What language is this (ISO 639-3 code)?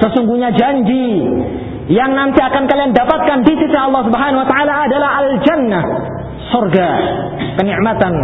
msa